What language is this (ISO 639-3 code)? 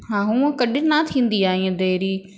snd